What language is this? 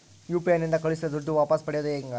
Kannada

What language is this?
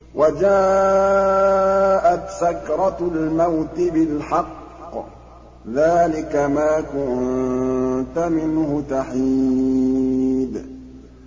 Arabic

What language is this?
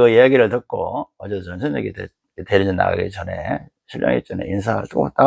Korean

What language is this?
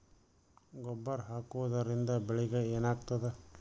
Kannada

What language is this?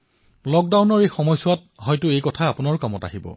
Assamese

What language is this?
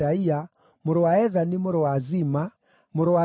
Kikuyu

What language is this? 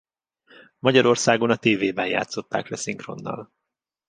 Hungarian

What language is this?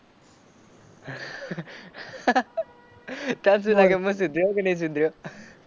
Gujarati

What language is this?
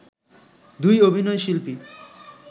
Bangla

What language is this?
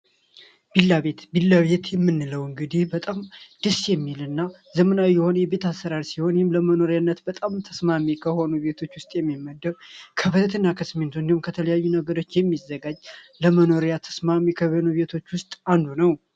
Amharic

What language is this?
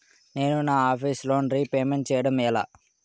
Telugu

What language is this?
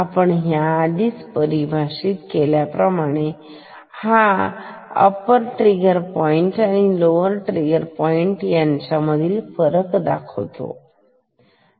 Marathi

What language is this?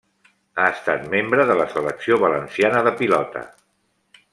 Catalan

